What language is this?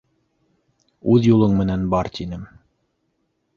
Bashkir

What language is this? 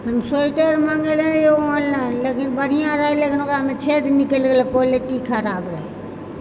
Maithili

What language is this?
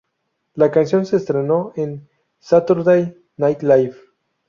Spanish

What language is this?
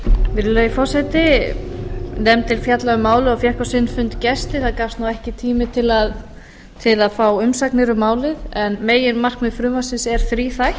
Icelandic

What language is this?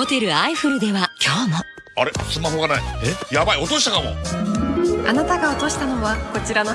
Japanese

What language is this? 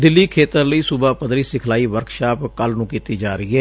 Punjabi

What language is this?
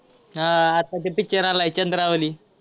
Marathi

